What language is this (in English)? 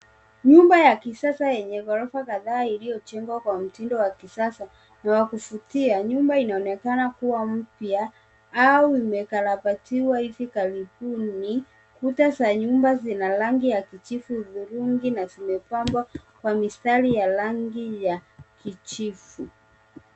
Swahili